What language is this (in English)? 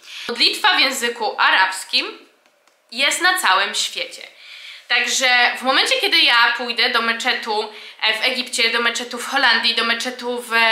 Polish